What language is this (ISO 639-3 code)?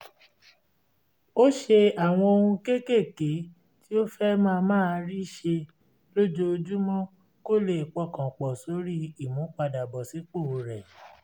yor